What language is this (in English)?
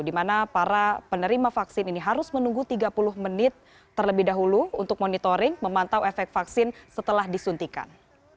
Indonesian